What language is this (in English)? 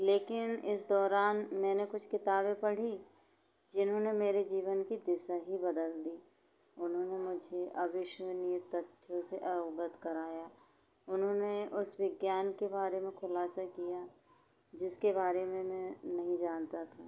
Hindi